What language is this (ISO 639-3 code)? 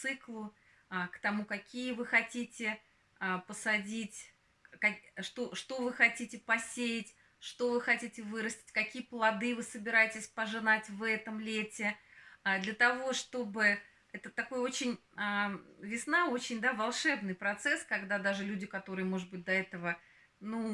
rus